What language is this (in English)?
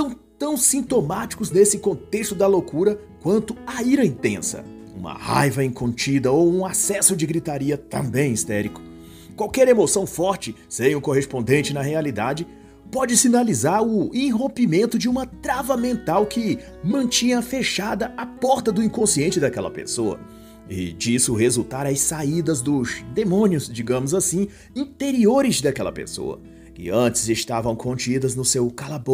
Portuguese